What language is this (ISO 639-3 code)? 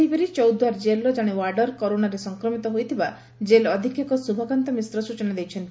ori